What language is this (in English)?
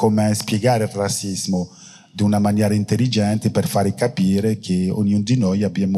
Italian